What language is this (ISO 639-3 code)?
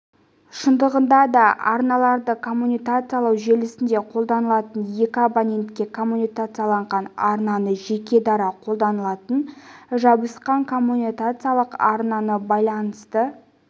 kaz